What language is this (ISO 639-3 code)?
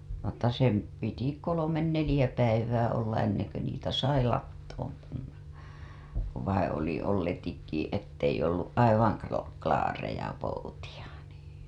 fin